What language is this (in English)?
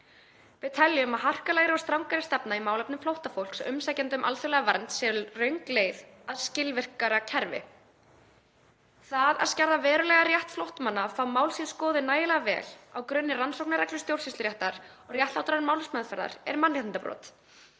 Icelandic